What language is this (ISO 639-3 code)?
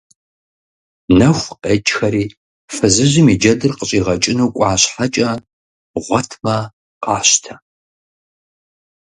kbd